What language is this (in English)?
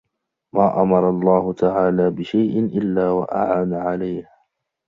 Arabic